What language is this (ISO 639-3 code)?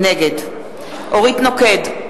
heb